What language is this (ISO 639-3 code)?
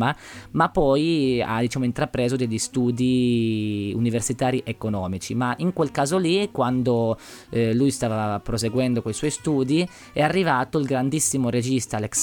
ita